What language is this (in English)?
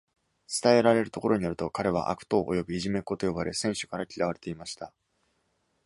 Japanese